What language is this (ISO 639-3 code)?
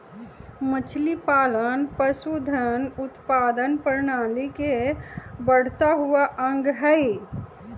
mag